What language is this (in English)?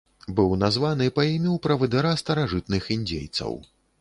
Belarusian